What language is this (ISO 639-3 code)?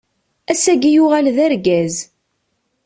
kab